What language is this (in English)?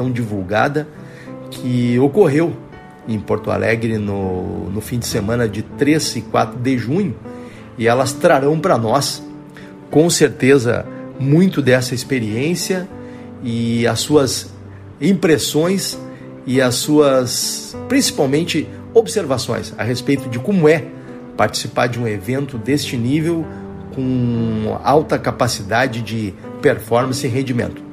Portuguese